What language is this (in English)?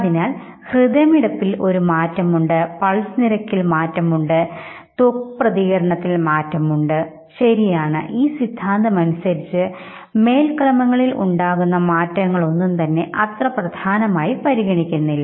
Malayalam